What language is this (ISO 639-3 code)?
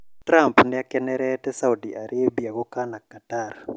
kik